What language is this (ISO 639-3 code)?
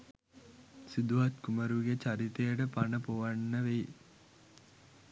sin